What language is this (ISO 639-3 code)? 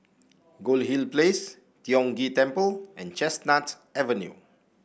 eng